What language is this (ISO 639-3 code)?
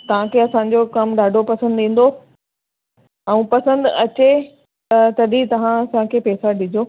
snd